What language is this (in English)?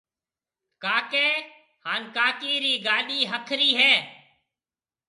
Marwari (Pakistan)